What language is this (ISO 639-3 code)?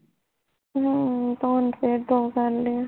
pan